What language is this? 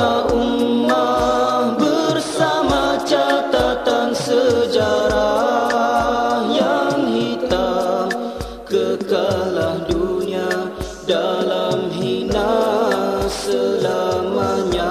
Malay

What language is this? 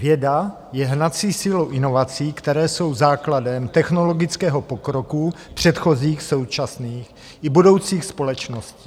Czech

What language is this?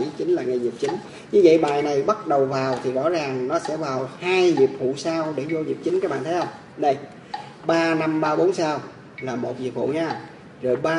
Vietnamese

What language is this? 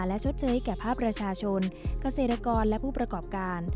Thai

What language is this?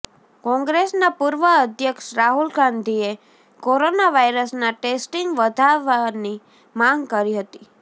Gujarati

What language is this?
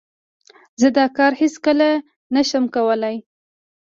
Pashto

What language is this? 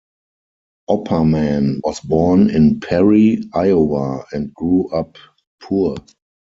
English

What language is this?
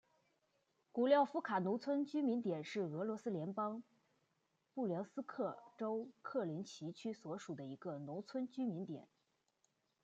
Chinese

